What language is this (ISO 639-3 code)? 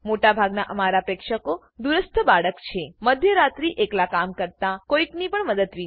guj